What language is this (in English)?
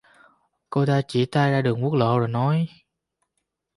Vietnamese